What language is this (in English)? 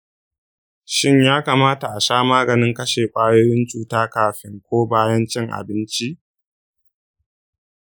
Hausa